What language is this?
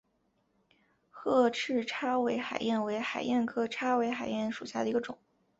Chinese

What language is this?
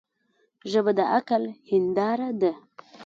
Pashto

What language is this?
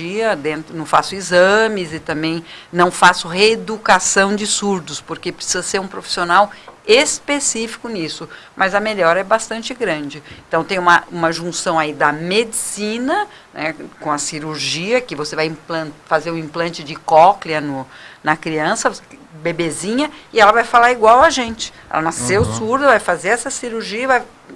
Portuguese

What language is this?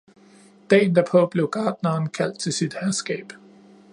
Danish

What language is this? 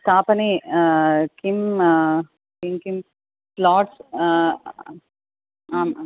Sanskrit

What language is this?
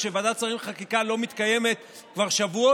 Hebrew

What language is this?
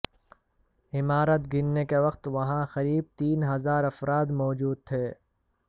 Urdu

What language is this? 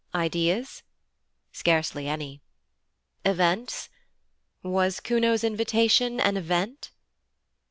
English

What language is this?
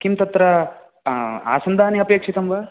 Sanskrit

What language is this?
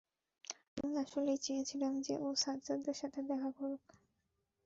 Bangla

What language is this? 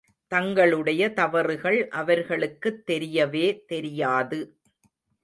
Tamil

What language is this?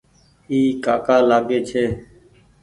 Goaria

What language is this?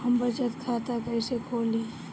Bhojpuri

